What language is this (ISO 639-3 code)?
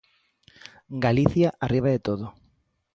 glg